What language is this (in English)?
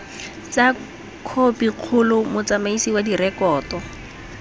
Tswana